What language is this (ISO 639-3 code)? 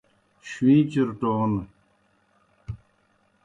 plk